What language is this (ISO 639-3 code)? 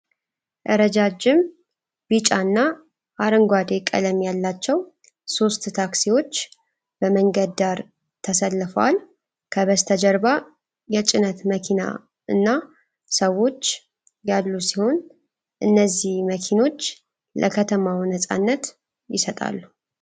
amh